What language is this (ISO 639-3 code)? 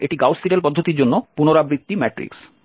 ben